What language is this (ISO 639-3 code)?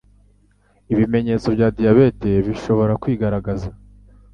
kin